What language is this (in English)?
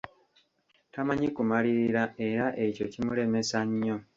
Ganda